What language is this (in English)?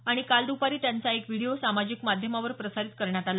Marathi